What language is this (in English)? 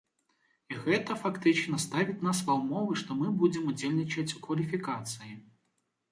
Belarusian